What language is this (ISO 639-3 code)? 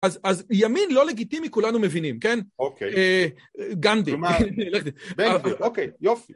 heb